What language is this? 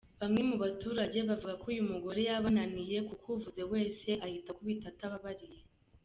Kinyarwanda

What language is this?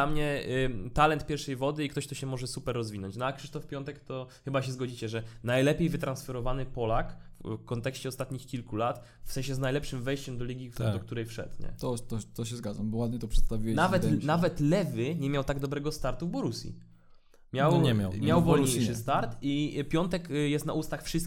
Polish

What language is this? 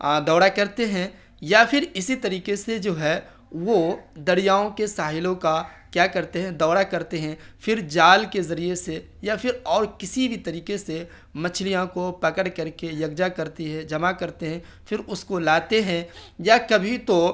Urdu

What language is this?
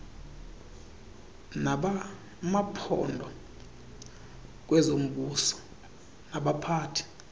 Xhosa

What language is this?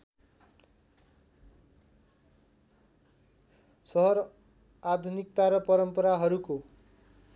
Nepali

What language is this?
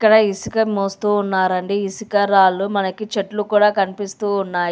Telugu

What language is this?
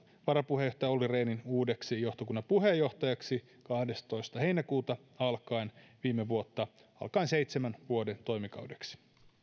Finnish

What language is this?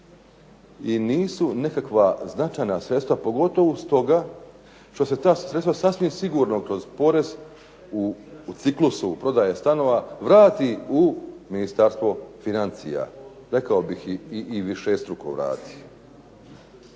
Croatian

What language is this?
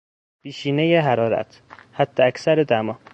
Persian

